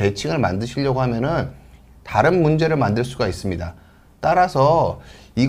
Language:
Korean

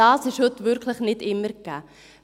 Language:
Swiss German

